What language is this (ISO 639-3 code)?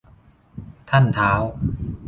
tha